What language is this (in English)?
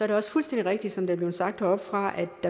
Danish